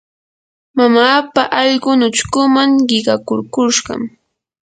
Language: Yanahuanca Pasco Quechua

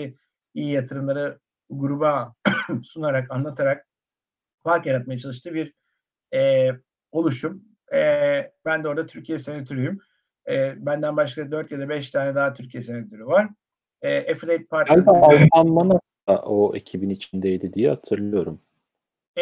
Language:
Turkish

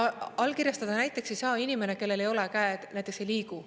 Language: Estonian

